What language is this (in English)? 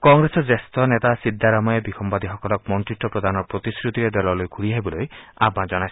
Assamese